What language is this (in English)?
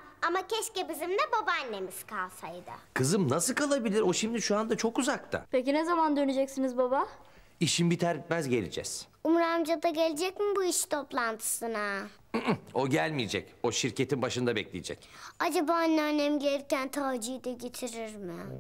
Turkish